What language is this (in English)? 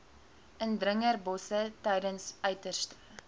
Afrikaans